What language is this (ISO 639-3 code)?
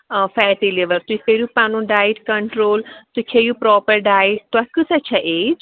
kas